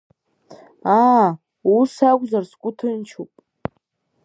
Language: Abkhazian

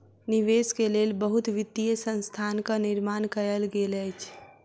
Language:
Maithili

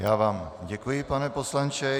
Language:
Czech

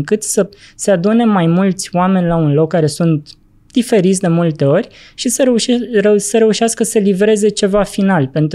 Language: Romanian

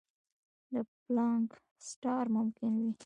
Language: Pashto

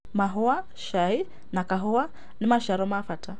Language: Kikuyu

